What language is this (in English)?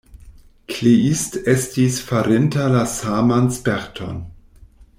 Esperanto